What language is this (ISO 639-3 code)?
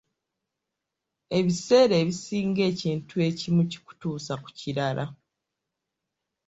lug